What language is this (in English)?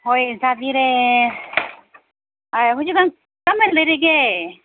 Manipuri